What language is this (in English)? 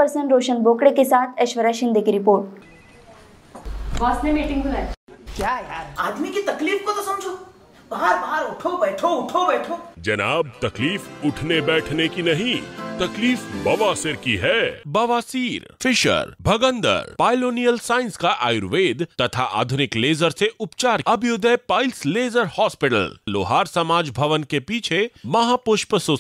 Hindi